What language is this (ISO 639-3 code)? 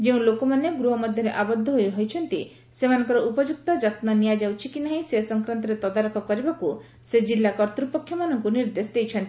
ori